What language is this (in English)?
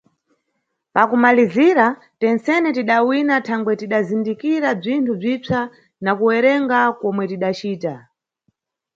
Nyungwe